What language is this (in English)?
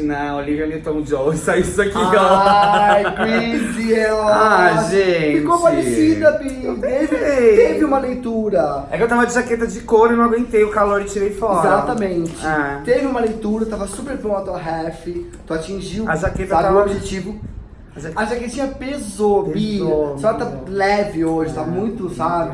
Portuguese